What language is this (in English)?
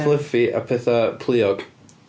Welsh